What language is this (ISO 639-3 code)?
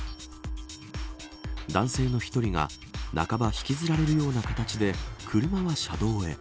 jpn